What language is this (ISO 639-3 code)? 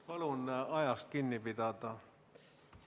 est